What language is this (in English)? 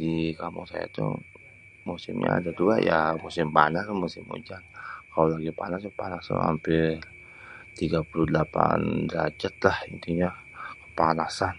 Betawi